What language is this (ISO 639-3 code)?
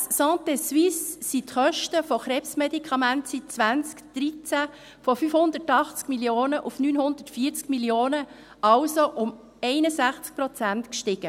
gsw